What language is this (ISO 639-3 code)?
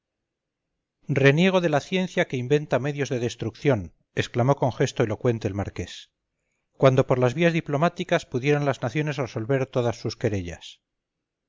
spa